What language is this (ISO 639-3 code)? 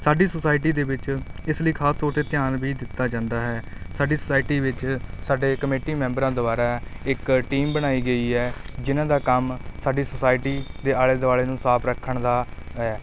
pan